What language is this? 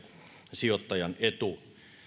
Finnish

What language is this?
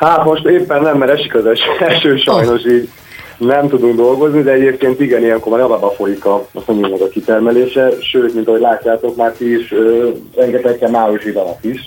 Hungarian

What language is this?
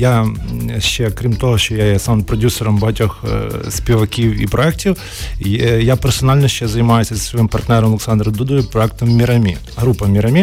Ukrainian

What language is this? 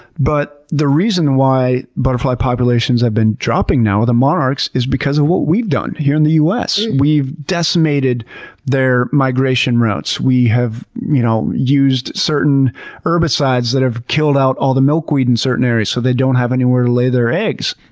English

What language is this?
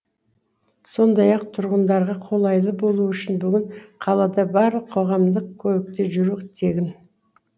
Kazakh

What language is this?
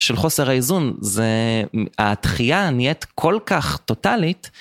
Hebrew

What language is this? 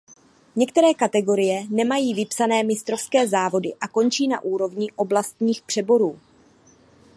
Czech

